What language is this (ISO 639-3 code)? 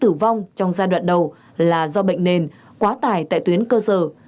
vie